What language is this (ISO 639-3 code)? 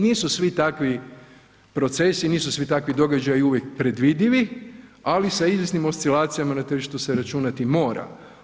hrv